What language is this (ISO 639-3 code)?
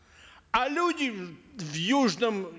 kaz